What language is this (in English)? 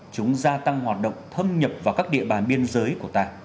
Vietnamese